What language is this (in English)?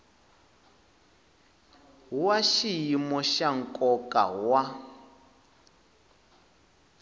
Tsonga